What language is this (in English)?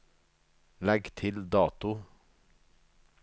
Norwegian